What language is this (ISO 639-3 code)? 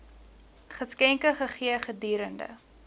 afr